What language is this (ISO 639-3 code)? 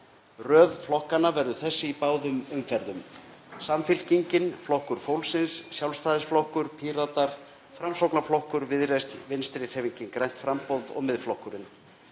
isl